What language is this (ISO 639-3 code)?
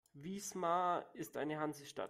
deu